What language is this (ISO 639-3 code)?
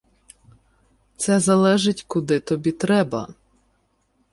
ukr